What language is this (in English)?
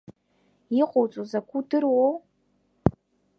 Abkhazian